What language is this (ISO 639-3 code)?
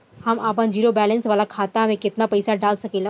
bho